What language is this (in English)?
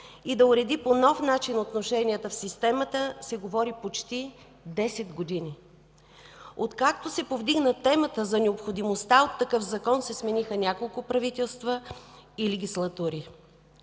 Bulgarian